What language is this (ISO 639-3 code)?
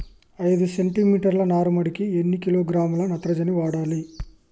tel